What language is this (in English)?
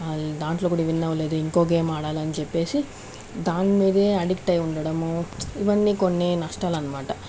Telugu